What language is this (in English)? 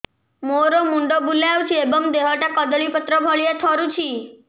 Odia